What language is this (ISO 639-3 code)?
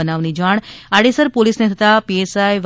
guj